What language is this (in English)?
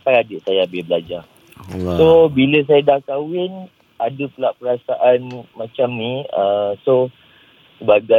Malay